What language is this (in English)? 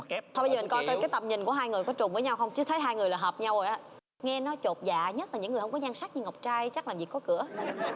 Vietnamese